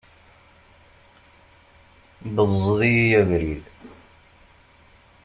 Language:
Kabyle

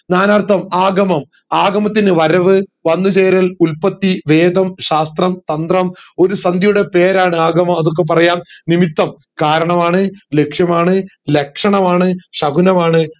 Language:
Malayalam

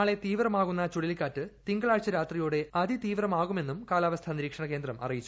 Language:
Malayalam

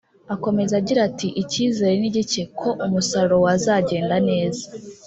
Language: Kinyarwanda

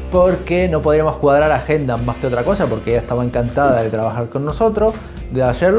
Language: Spanish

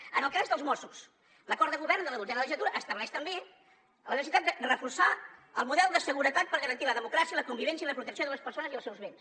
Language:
Catalan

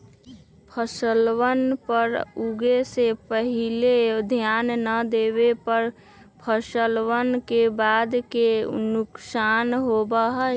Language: Magahi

